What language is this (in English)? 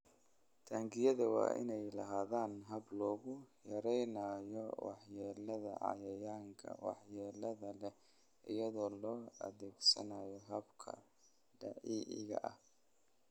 Somali